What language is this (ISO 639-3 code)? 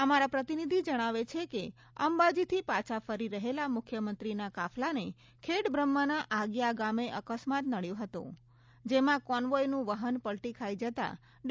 guj